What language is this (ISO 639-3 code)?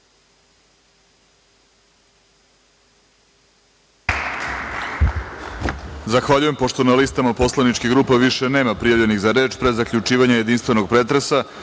srp